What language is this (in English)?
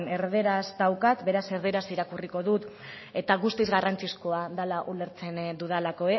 Basque